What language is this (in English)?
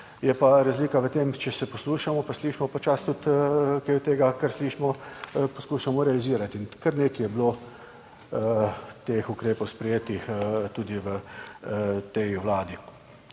Slovenian